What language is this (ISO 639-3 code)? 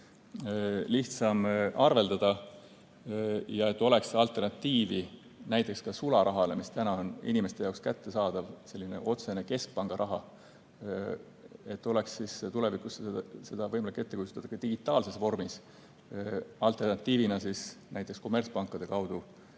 est